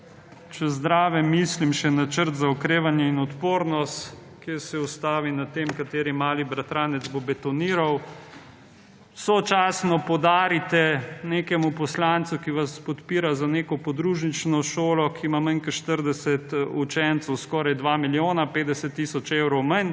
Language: Slovenian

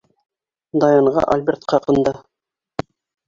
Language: Bashkir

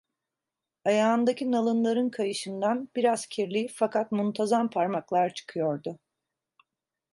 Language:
Turkish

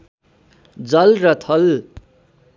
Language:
Nepali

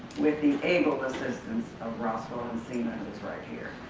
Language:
English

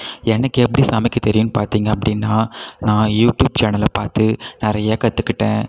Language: Tamil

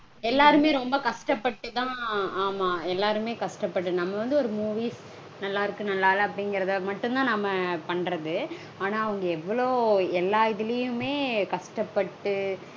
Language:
Tamil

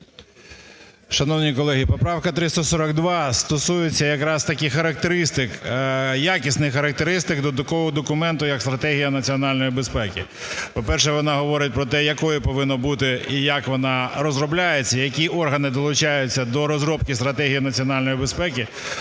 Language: Ukrainian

